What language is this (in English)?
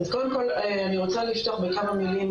Hebrew